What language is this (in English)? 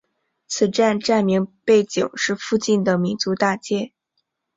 Chinese